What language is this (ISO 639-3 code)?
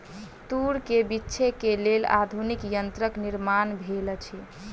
mai